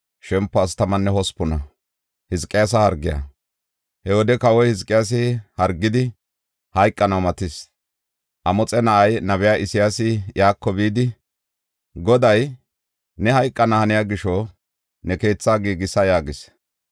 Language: Gofa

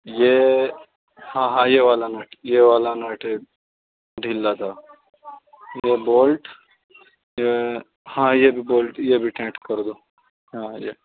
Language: Urdu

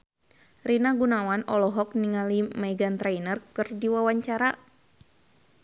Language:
Sundanese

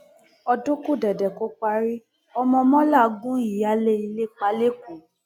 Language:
Yoruba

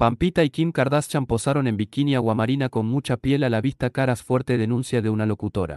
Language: Spanish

